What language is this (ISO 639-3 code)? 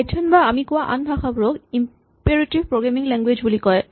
asm